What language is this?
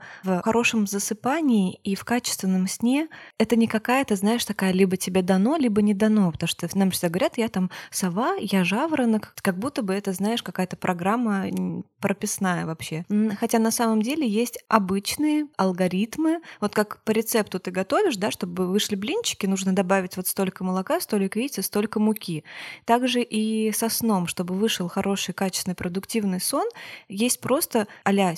Russian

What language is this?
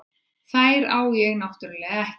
Icelandic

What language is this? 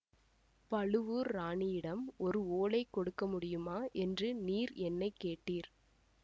Tamil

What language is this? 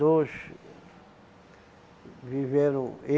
Portuguese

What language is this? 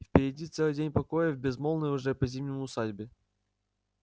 Russian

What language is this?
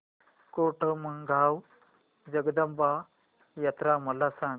Marathi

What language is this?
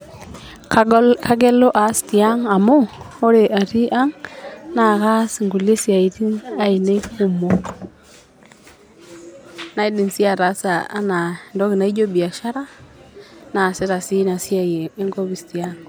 Masai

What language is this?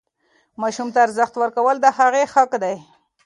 Pashto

